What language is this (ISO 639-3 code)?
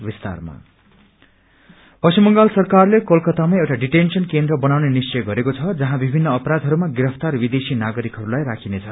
nep